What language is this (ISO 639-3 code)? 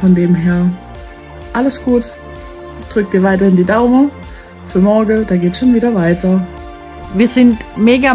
deu